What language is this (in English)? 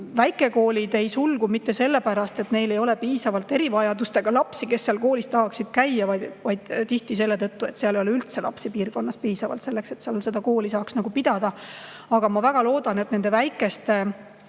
Estonian